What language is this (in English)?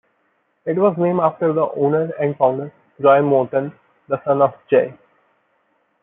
English